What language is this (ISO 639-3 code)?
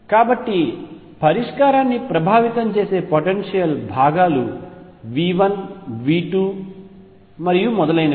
tel